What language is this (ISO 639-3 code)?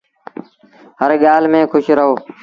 sbn